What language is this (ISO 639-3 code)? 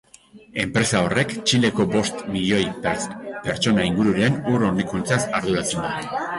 eus